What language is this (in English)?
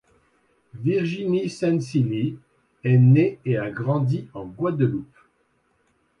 French